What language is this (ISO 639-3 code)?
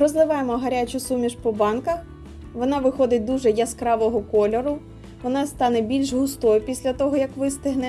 ukr